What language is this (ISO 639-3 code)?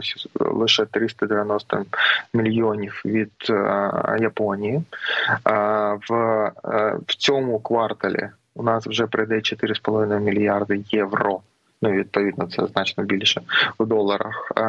ukr